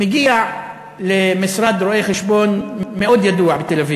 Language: Hebrew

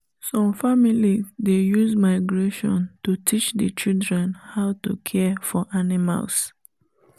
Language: Nigerian Pidgin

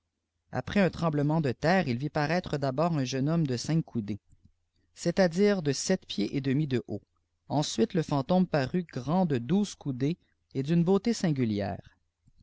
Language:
French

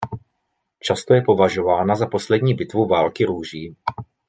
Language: Czech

